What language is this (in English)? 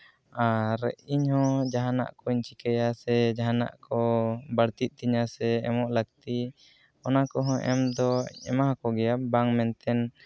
Santali